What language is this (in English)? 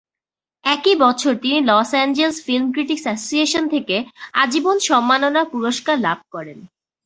Bangla